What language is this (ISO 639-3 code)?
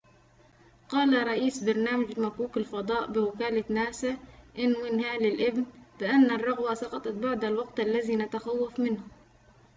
ara